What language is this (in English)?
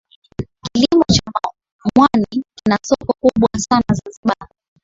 Swahili